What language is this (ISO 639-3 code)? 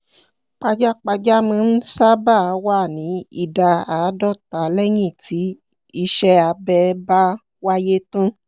yor